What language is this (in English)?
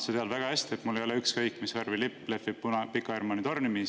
Estonian